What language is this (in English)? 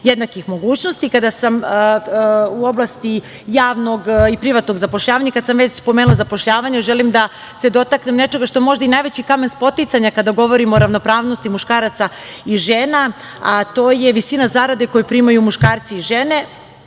Serbian